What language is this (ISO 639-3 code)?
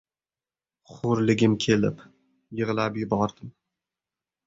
uzb